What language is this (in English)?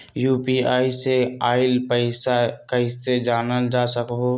Magahi